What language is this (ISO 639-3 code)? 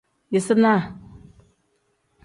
kdh